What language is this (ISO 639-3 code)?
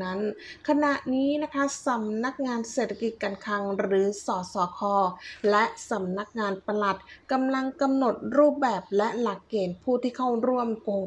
tha